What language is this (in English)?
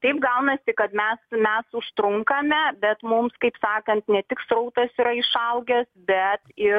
Lithuanian